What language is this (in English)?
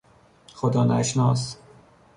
Persian